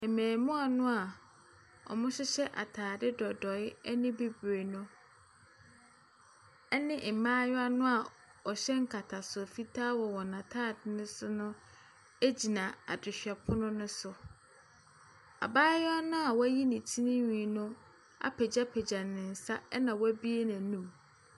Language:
Akan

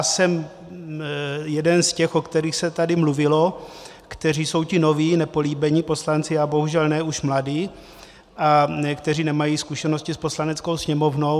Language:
Czech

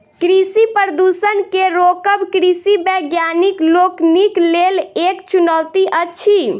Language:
Maithili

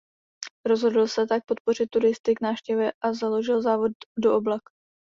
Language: Czech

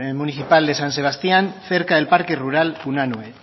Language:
Spanish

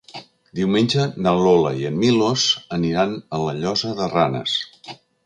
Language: Catalan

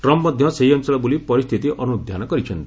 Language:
Odia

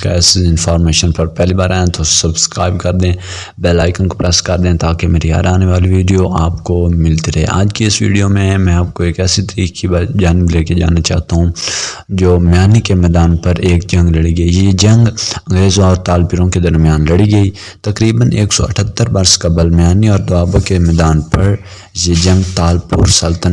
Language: Urdu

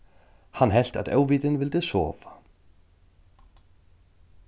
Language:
Faroese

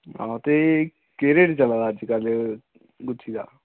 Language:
Dogri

